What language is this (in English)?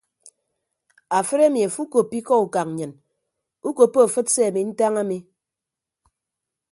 Ibibio